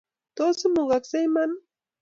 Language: Kalenjin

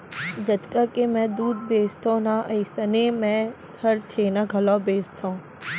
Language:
Chhattisgarhi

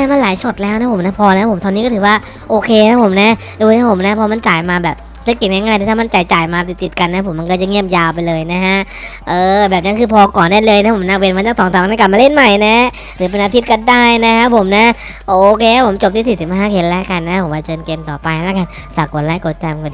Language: Thai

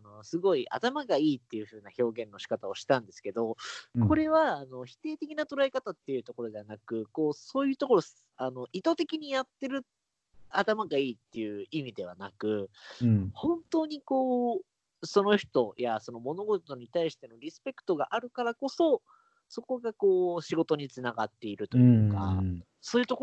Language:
Japanese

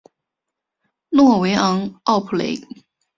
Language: Chinese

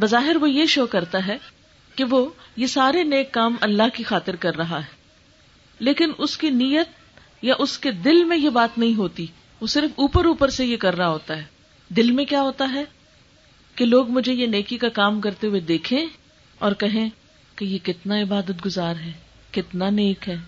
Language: Urdu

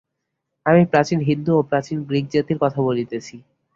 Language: Bangla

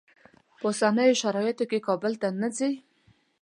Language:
Pashto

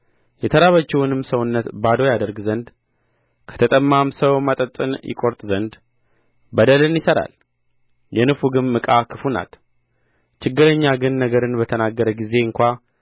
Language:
Amharic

